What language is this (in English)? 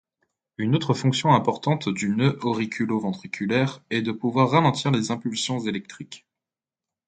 French